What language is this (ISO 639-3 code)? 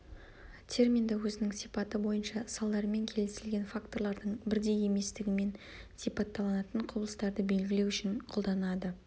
kaz